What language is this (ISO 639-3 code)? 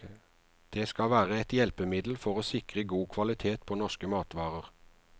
nor